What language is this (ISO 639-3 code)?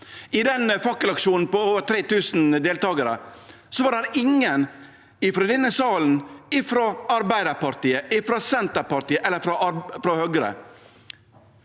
nor